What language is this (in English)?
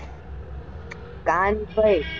Gujarati